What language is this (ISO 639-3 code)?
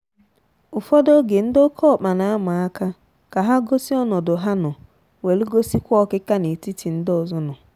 ibo